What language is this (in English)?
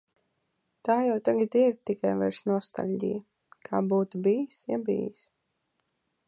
Latvian